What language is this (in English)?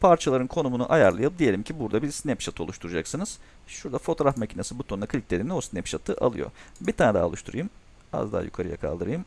Turkish